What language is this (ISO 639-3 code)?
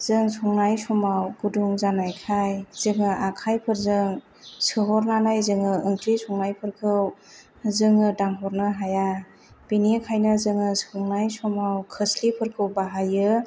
brx